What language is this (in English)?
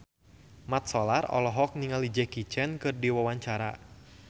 Sundanese